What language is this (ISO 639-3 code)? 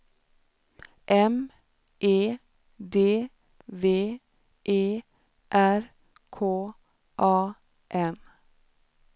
swe